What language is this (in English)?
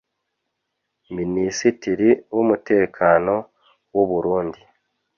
Kinyarwanda